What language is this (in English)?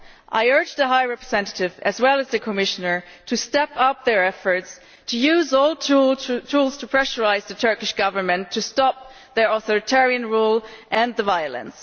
English